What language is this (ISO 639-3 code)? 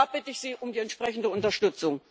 deu